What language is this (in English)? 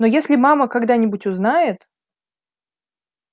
Russian